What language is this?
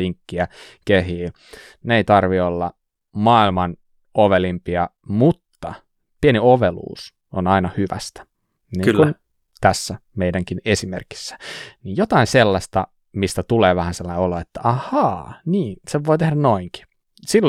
Finnish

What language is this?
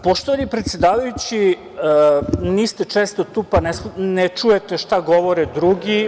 Serbian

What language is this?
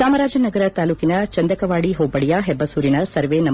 Kannada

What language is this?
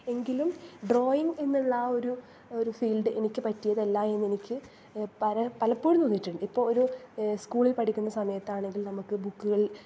Malayalam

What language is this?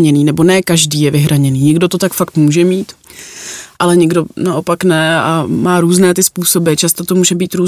Czech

